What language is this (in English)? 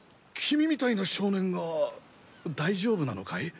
Japanese